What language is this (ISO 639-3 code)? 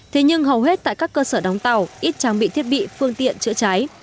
vie